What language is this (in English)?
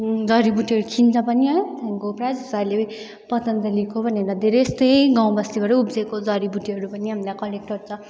Nepali